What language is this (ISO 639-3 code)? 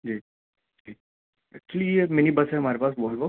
urd